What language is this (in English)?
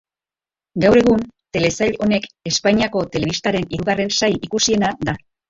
Basque